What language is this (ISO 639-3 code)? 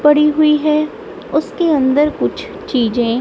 hin